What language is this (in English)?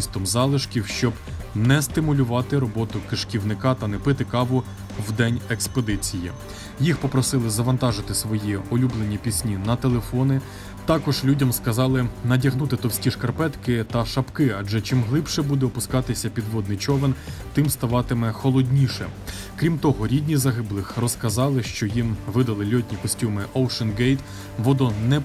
Ukrainian